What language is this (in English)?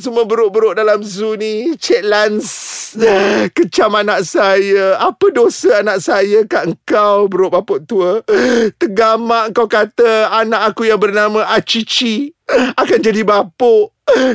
Malay